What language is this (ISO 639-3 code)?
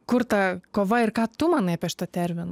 lit